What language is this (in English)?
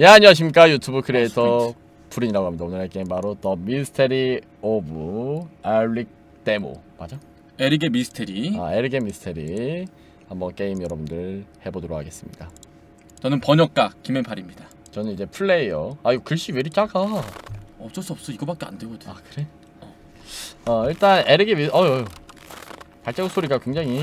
Korean